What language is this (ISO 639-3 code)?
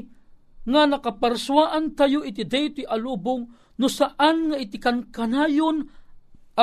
fil